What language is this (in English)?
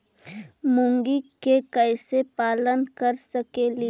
Magahi